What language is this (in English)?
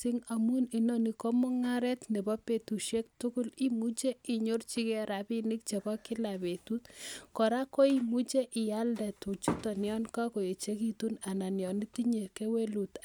Kalenjin